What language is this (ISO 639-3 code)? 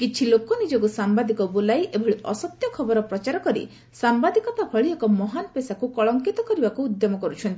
ori